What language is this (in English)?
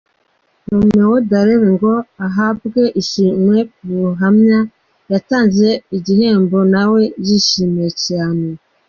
Kinyarwanda